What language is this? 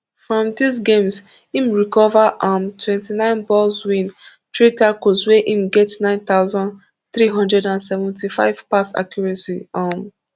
Nigerian Pidgin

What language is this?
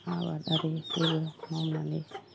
Bodo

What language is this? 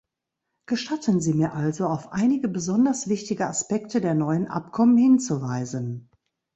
German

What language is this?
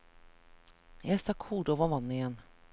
Norwegian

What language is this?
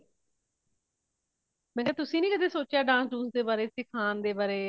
Punjabi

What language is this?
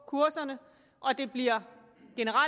Danish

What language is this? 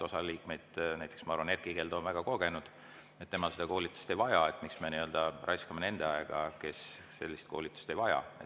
Estonian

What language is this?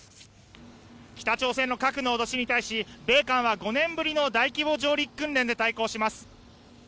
Japanese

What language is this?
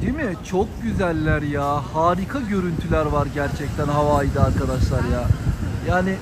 Turkish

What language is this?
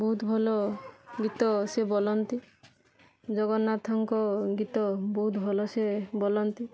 Odia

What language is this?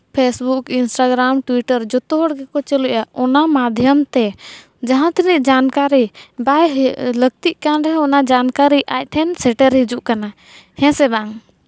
Santali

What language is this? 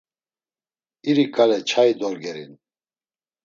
Laz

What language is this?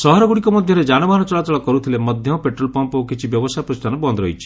Odia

